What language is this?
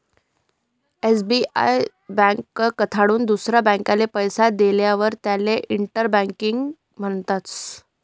Marathi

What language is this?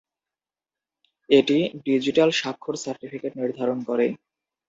Bangla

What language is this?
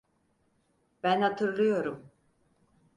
Turkish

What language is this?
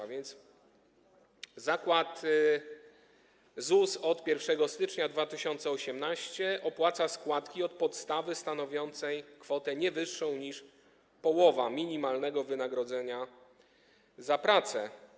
Polish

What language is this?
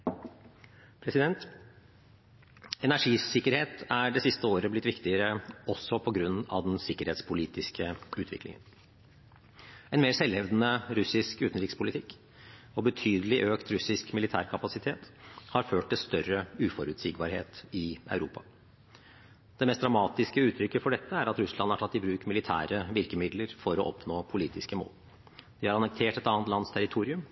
Norwegian Bokmål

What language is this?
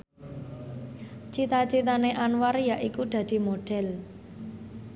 Javanese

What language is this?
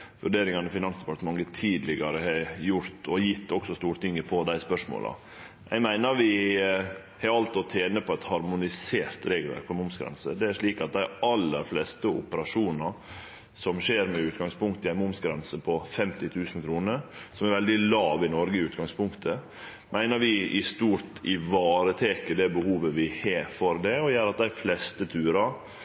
Norwegian Nynorsk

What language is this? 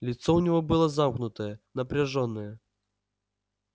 Russian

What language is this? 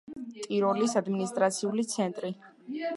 Georgian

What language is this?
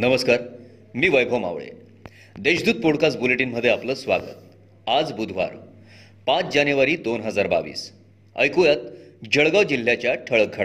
Marathi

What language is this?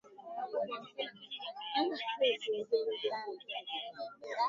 Swahili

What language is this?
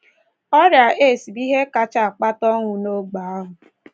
Igbo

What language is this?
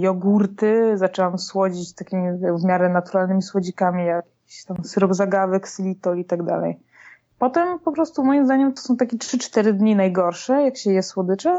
Polish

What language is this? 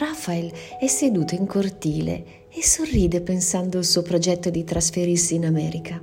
Italian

